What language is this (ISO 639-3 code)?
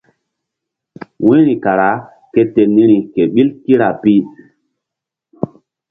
mdd